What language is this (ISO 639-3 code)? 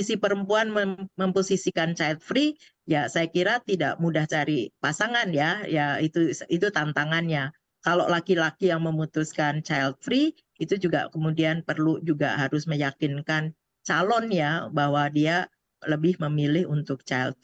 ind